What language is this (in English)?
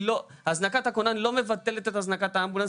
Hebrew